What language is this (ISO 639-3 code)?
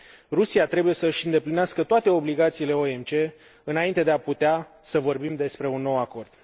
ron